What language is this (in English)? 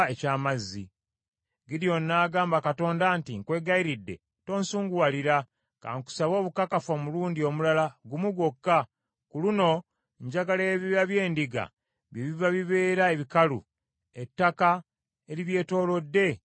Ganda